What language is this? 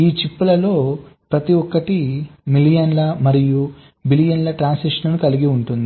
Telugu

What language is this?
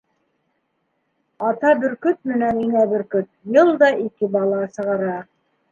Bashkir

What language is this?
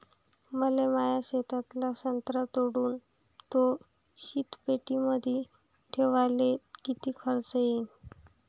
Marathi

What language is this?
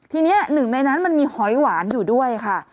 Thai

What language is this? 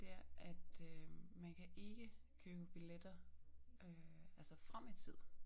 Danish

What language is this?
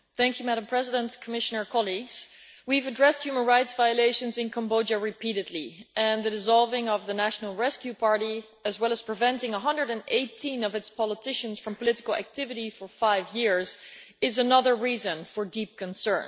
English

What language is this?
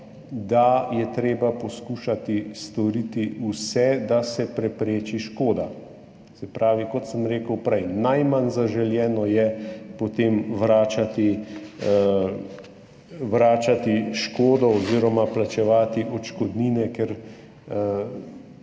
Slovenian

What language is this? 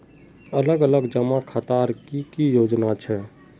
Magahi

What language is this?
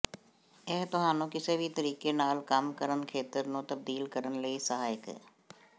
Punjabi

